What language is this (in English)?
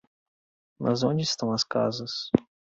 Portuguese